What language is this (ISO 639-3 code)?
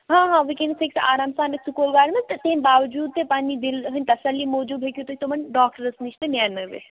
kas